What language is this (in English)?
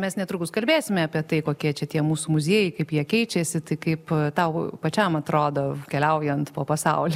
Lithuanian